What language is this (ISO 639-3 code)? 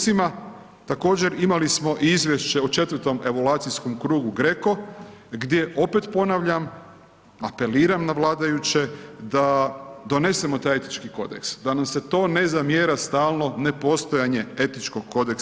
hrv